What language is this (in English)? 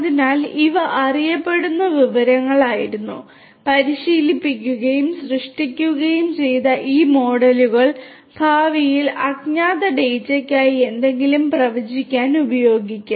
Malayalam